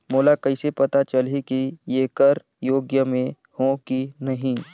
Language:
Chhattisgarhi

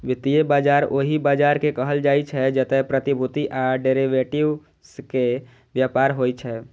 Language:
Maithili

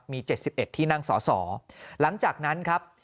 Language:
Thai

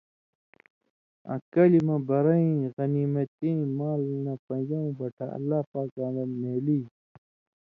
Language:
Indus Kohistani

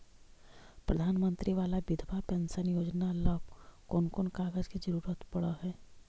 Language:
Magahi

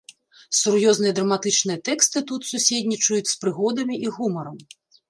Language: Belarusian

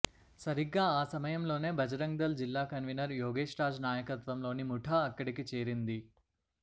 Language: Telugu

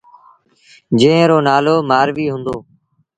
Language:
Sindhi Bhil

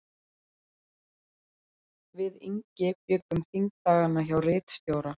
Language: Icelandic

